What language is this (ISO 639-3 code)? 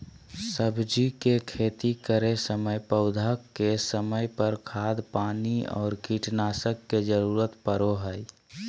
mag